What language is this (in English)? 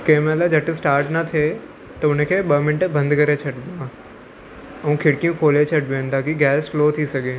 Sindhi